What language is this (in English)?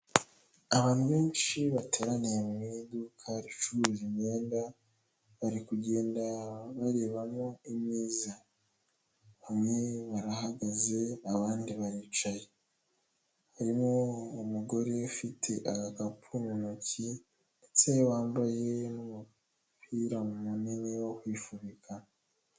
Kinyarwanda